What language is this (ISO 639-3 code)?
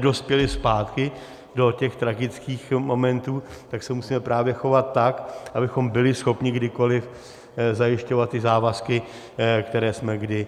ces